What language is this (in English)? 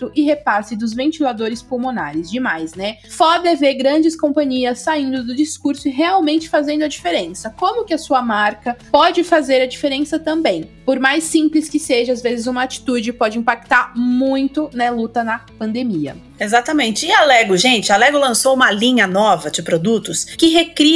Portuguese